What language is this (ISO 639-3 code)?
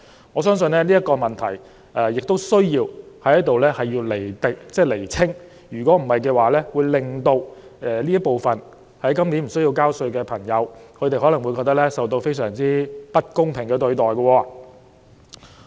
yue